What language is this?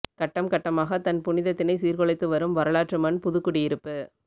Tamil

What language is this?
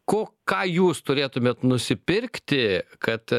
Lithuanian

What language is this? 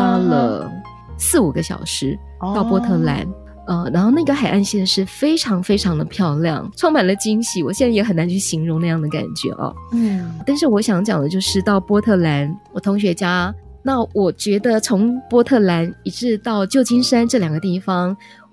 Chinese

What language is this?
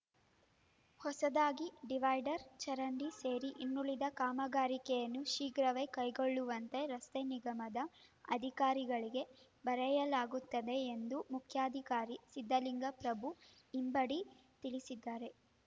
Kannada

